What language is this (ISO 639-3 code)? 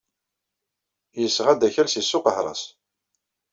kab